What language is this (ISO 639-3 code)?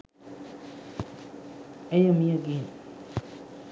sin